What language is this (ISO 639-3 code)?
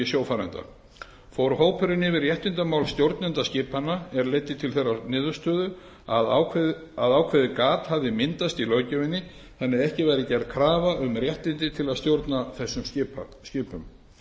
isl